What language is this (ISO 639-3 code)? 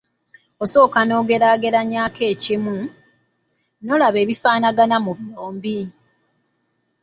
lug